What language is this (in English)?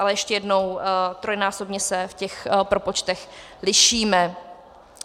Czech